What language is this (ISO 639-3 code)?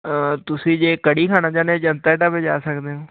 pan